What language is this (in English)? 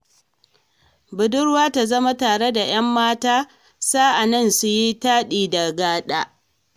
Hausa